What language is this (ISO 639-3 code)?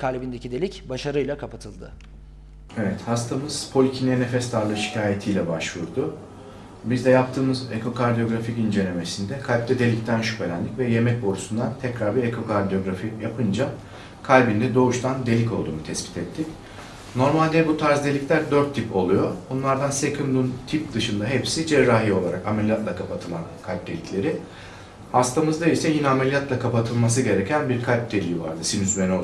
tur